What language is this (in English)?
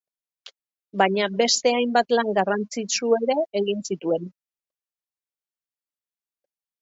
Basque